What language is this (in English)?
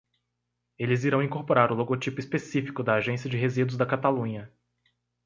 Portuguese